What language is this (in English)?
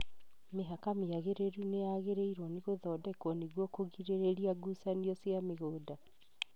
Kikuyu